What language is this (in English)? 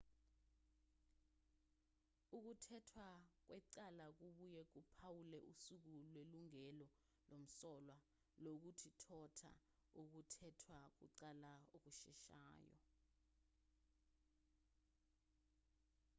Zulu